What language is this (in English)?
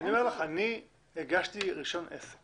Hebrew